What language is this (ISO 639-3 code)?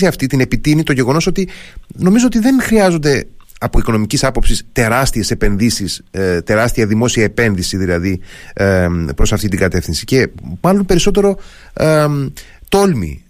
ell